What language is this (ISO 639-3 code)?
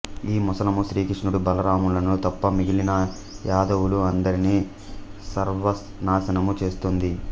tel